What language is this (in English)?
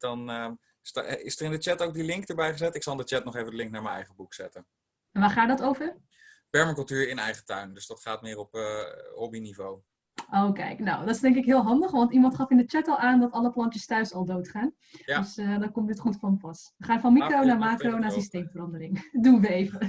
Dutch